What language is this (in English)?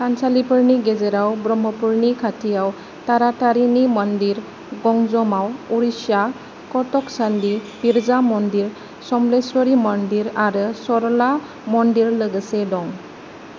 Bodo